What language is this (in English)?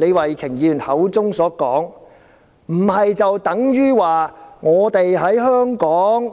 Cantonese